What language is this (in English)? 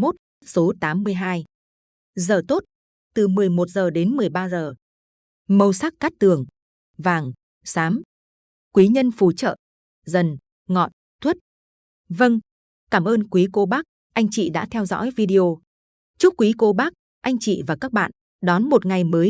Vietnamese